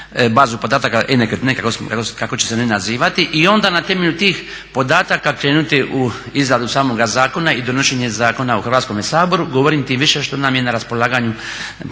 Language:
Croatian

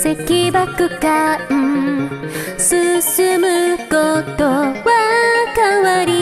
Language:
Indonesian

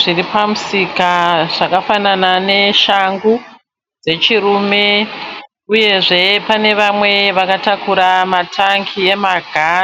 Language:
Shona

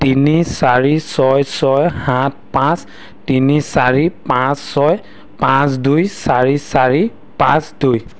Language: Assamese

